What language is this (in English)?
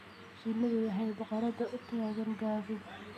Somali